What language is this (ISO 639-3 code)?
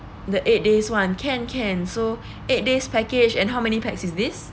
eng